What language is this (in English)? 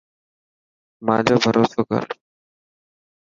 Dhatki